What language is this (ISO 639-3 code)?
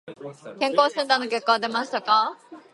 jpn